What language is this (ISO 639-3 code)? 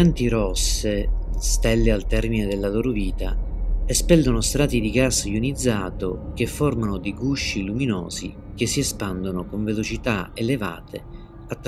ita